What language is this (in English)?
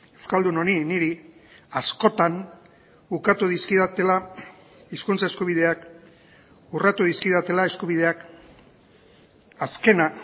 Basque